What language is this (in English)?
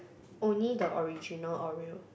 English